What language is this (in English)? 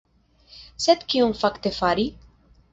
Esperanto